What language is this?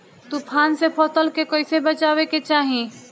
Bhojpuri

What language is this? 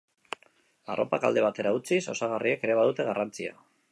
Basque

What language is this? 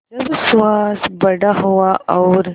Hindi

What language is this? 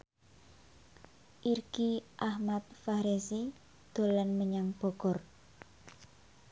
Javanese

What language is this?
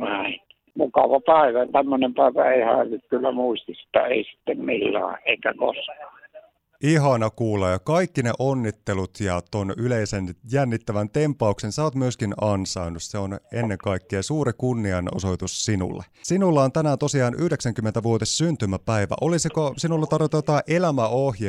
Finnish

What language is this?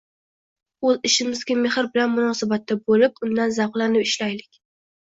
Uzbek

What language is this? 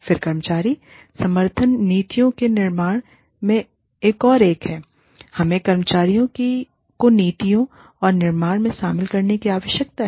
Hindi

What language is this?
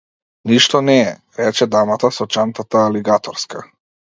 Macedonian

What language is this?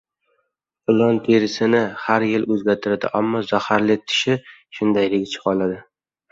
Uzbek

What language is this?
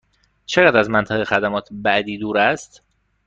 Persian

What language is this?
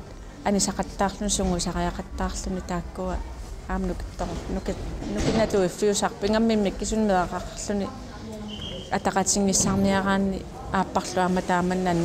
Arabic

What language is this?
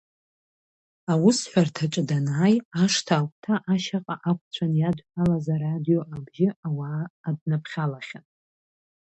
Abkhazian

